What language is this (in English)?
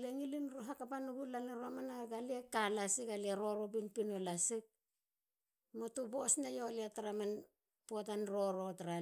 Halia